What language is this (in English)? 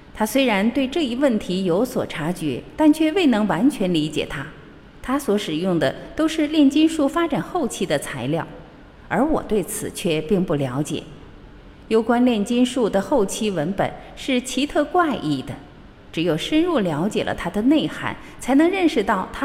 Chinese